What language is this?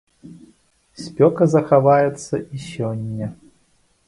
Belarusian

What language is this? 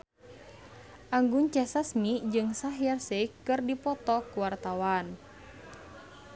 Sundanese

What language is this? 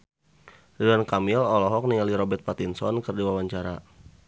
Sundanese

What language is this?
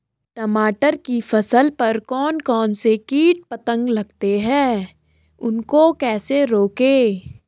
Hindi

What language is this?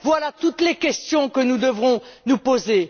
French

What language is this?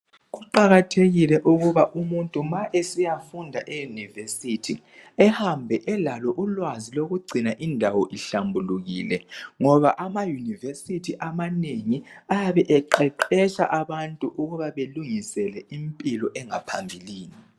North Ndebele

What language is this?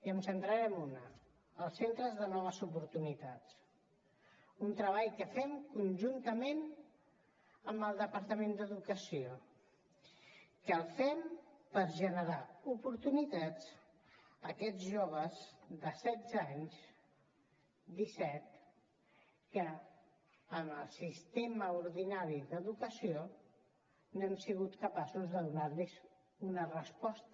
Catalan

